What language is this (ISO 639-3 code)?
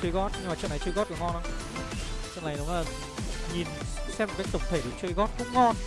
vie